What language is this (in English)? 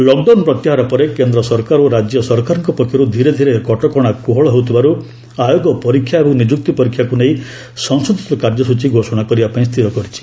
Odia